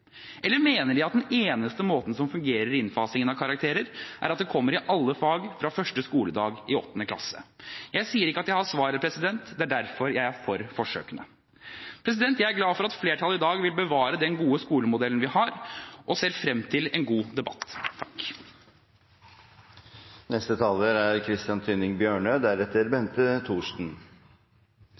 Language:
Norwegian Bokmål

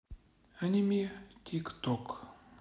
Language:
Russian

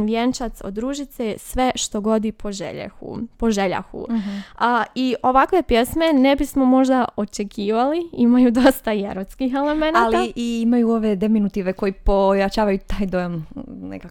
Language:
Croatian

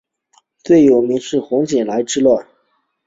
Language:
Chinese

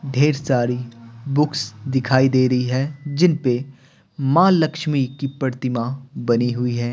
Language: Hindi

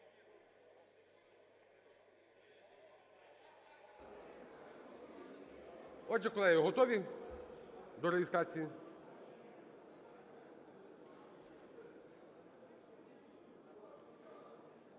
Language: Ukrainian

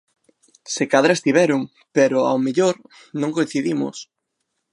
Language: Galician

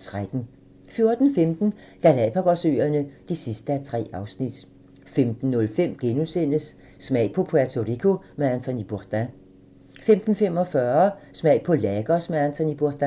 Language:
Danish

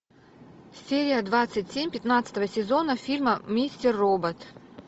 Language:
Russian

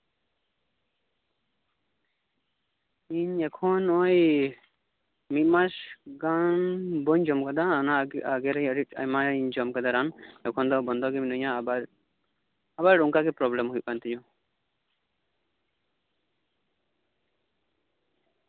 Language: Santali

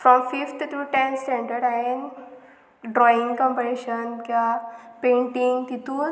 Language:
Konkani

